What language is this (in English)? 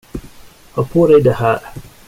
Swedish